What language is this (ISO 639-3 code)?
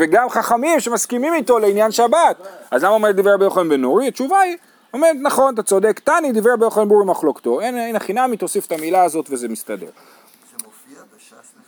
heb